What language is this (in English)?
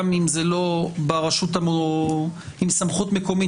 Hebrew